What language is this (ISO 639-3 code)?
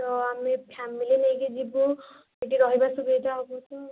ori